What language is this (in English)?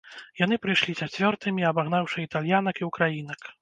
Belarusian